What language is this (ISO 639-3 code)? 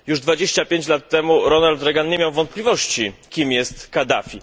pol